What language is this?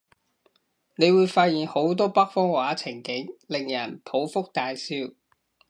Cantonese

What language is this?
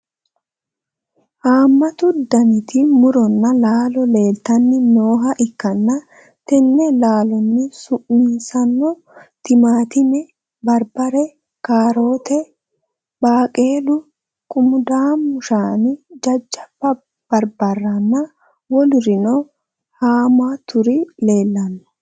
Sidamo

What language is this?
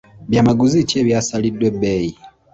Ganda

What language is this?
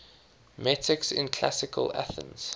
English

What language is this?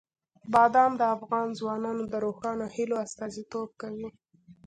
Pashto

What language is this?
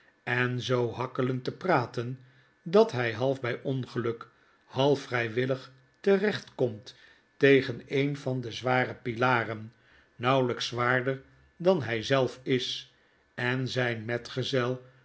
Dutch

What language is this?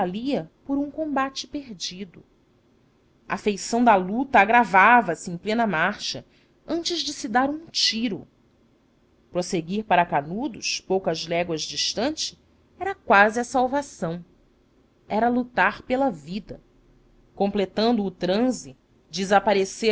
Portuguese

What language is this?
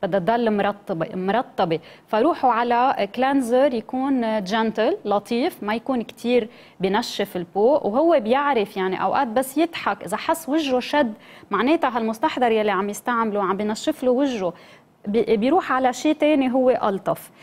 Arabic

